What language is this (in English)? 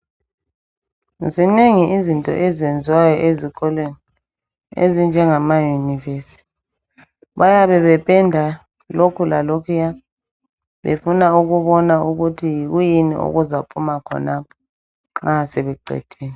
North Ndebele